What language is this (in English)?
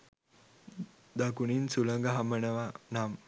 Sinhala